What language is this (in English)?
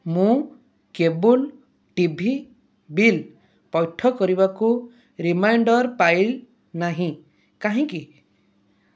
Odia